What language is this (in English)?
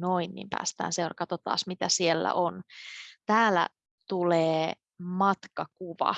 Finnish